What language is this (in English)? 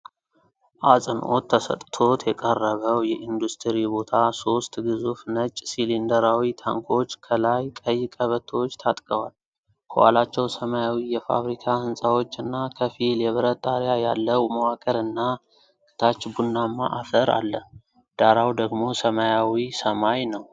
Amharic